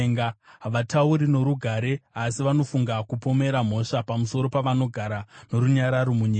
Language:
Shona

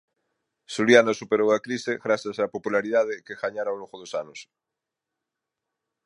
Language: Galician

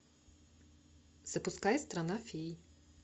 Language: Russian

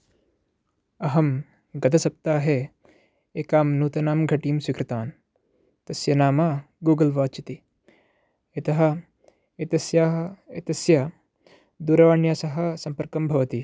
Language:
Sanskrit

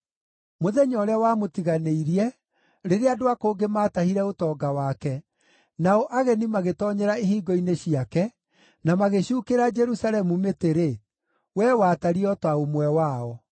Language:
Kikuyu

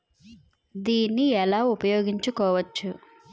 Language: Telugu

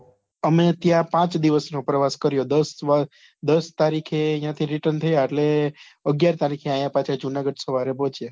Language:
Gujarati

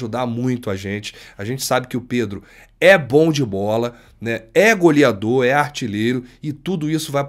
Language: Portuguese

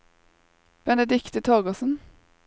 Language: Norwegian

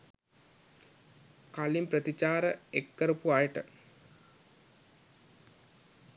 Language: Sinhala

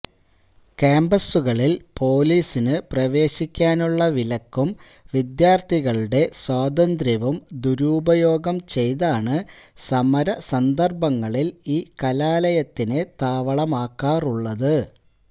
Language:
Malayalam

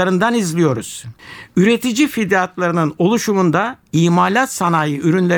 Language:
Turkish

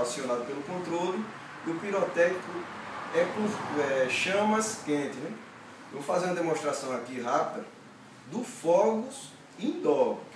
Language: Portuguese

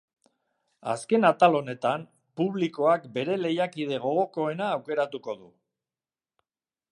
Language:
Basque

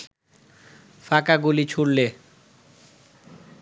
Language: Bangla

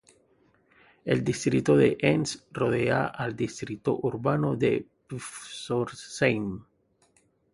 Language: Spanish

